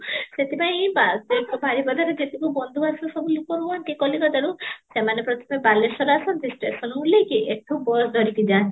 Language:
Odia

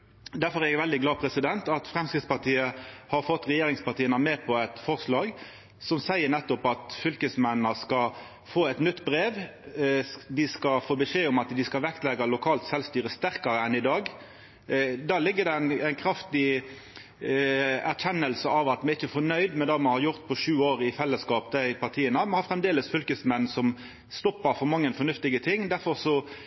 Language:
Norwegian Nynorsk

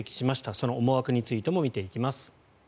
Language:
Japanese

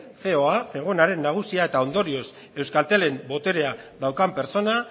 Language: Basque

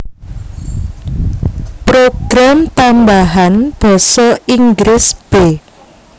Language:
Javanese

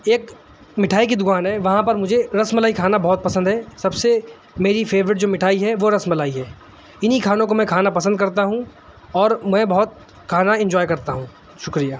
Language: Urdu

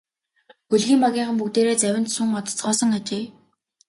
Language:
Mongolian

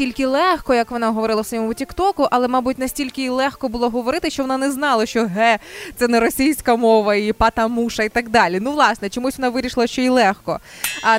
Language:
Ukrainian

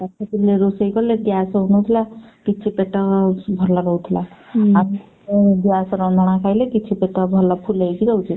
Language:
Odia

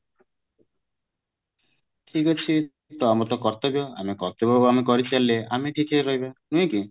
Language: Odia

